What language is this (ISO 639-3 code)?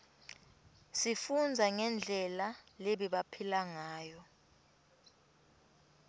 ssw